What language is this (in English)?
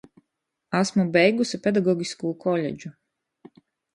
Latgalian